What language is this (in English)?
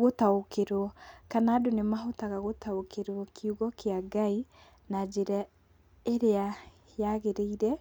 Kikuyu